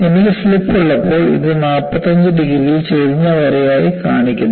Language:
Malayalam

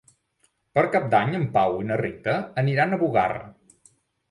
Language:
Catalan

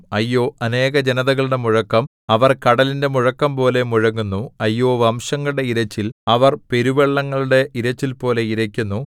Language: Malayalam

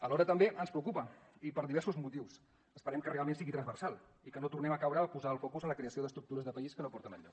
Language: Catalan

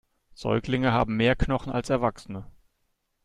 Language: German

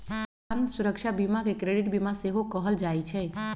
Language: Magahi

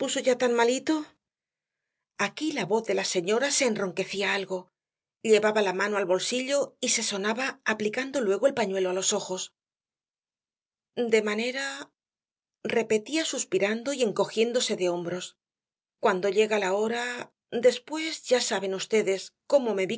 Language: Spanish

